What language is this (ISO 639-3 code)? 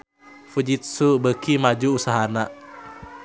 sun